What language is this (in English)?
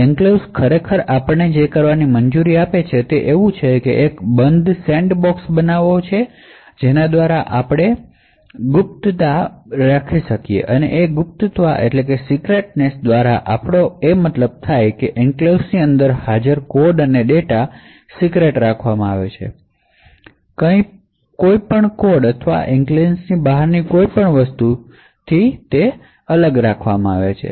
Gujarati